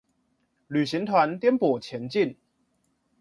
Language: Chinese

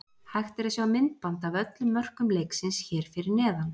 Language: Icelandic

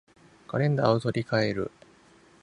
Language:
Japanese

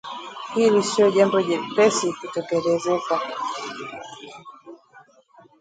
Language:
Swahili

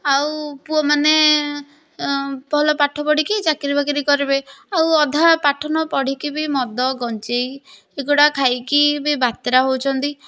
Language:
Odia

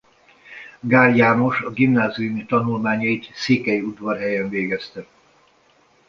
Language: Hungarian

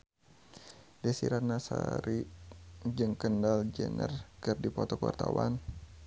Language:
Sundanese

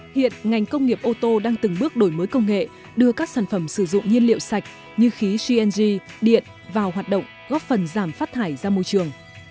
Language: Vietnamese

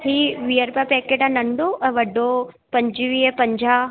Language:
Sindhi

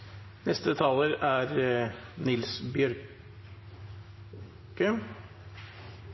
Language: Norwegian Bokmål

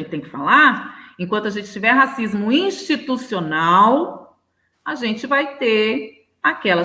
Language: Portuguese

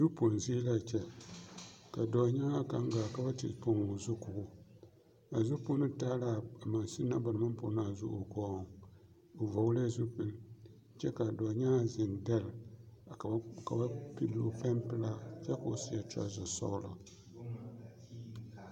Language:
Southern Dagaare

